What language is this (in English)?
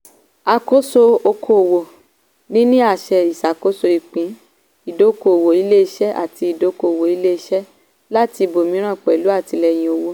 Yoruba